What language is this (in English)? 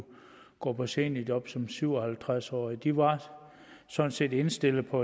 Danish